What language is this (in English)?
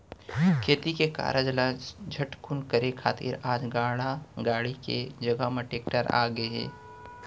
Chhattisgarhi